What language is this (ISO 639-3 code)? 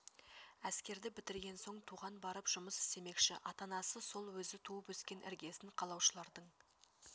kaz